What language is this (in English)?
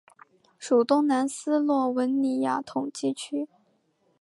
Chinese